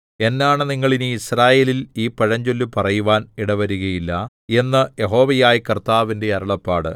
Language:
Malayalam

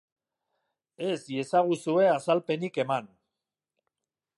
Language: Basque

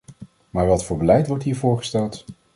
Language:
Dutch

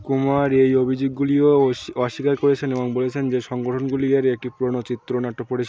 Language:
Bangla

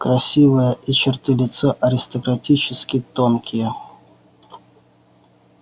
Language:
Russian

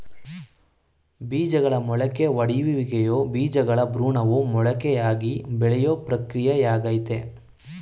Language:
Kannada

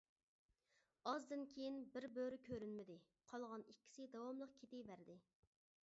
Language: Uyghur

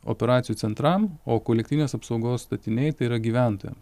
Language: Lithuanian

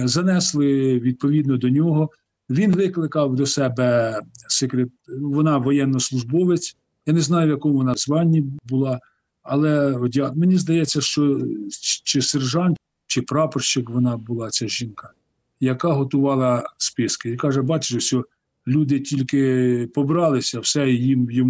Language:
Ukrainian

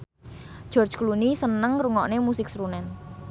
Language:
Javanese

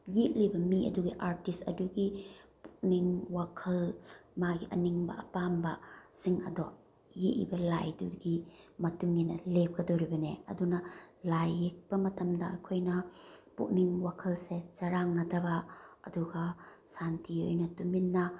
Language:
Manipuri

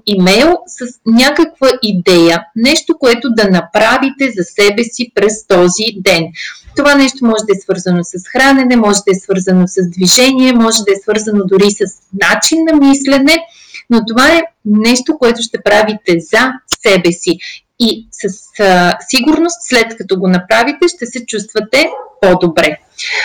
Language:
Bulgarian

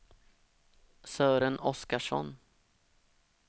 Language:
Swedish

